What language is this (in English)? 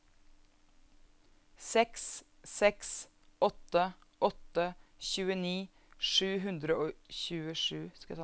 Norwegian